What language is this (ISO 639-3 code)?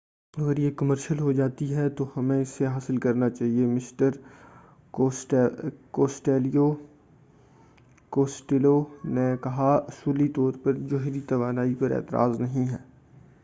urd